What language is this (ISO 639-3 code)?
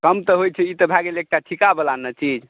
mai